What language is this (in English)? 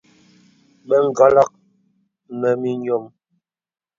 Bebele